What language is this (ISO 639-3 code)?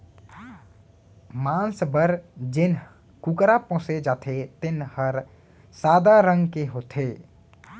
hne